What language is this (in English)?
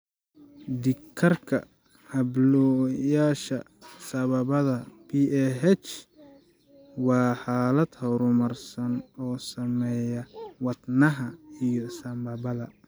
Somali